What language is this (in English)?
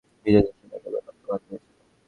Bangla